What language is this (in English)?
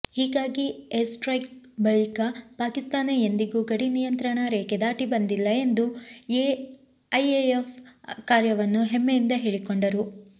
Kannada